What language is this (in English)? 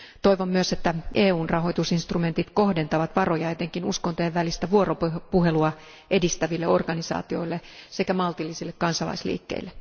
Finnish